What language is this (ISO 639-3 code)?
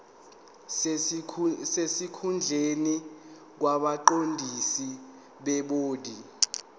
zul